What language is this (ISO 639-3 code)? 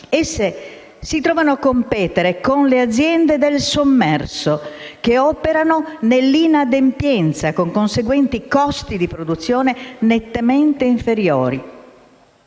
ita